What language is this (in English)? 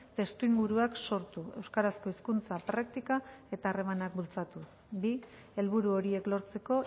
Basque